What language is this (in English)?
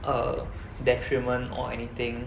English